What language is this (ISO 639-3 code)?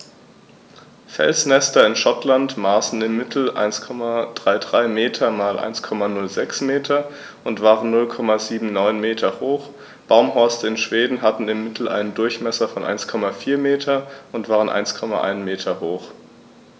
deu